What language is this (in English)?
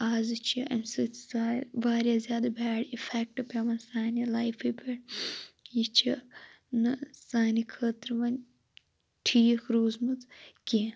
Kashmiri